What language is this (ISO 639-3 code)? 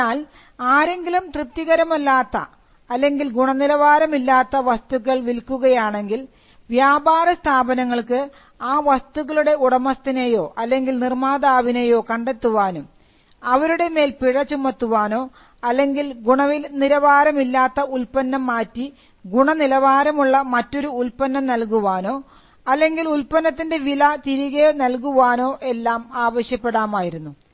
mal